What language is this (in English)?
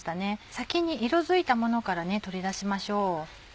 Japanese